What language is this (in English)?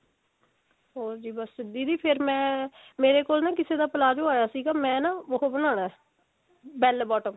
Punjabi